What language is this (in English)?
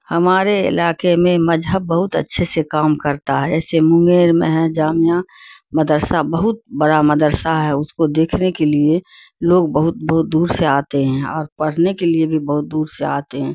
Urdu